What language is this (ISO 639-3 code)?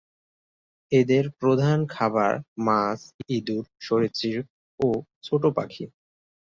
ben